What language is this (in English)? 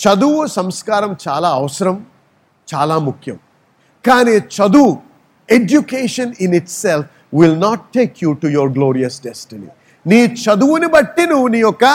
Telugu